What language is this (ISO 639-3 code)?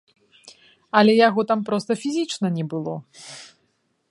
bel